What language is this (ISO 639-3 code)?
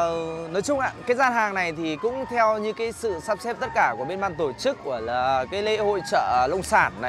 vie